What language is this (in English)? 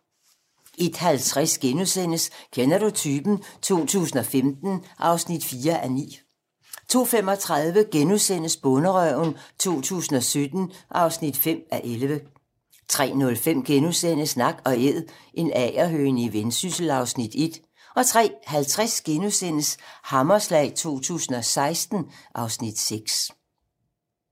Danish